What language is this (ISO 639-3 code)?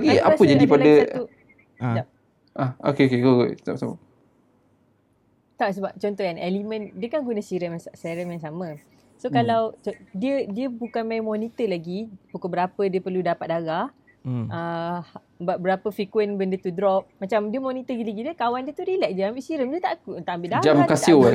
msa